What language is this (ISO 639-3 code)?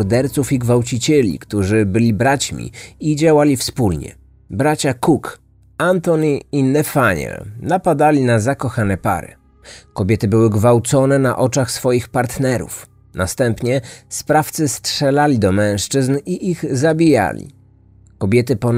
pol